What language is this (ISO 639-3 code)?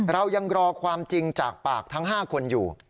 tha